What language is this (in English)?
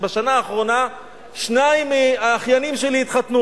Hebrew